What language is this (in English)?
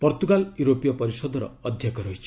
Odia